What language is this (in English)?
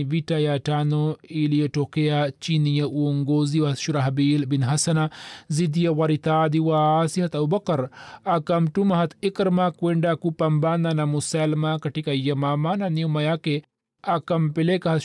Swahili